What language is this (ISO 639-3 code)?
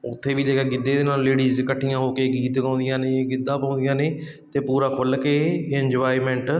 pan